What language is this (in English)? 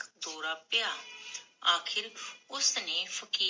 Punjabi